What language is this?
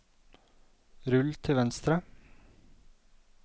Norwegian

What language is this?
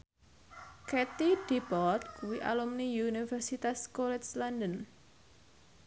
Javanese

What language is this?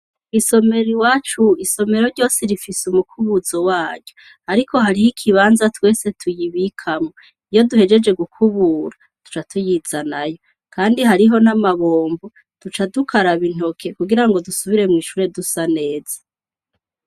Rundi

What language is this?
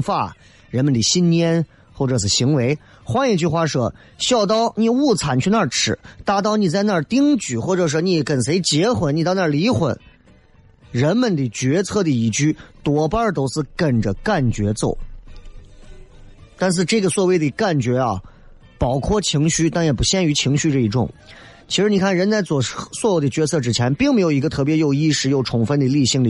Chinese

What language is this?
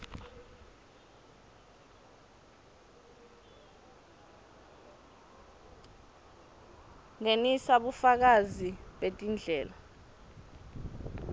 Swati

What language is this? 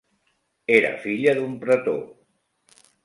Catalan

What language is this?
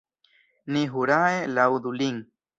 Esperanto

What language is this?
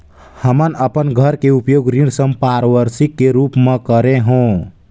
Chhattisgarhi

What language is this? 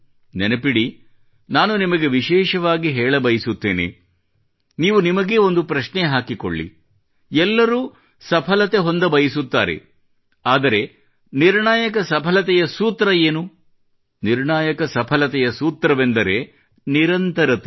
Kannada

